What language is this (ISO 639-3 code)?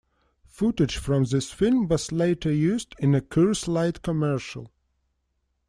eng